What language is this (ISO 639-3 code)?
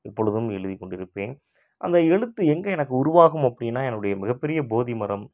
tam